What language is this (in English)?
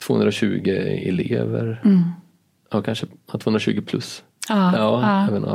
Swedish